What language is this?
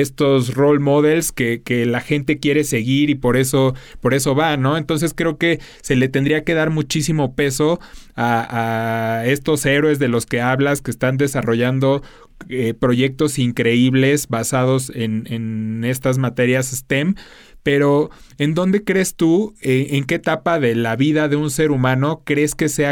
Spanish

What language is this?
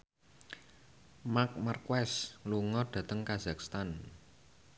Javanese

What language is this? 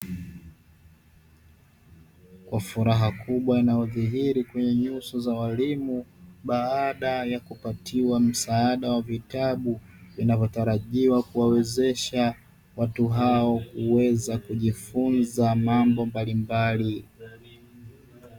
Swahili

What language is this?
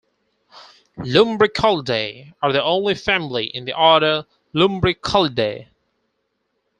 English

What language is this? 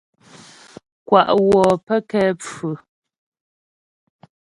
Ghomala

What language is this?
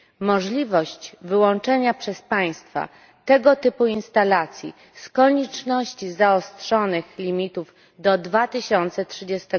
Polish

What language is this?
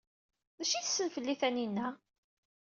Kabyle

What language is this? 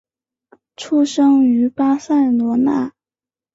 Chinese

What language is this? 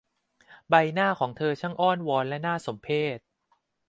Thai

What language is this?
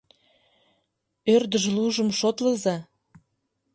Mari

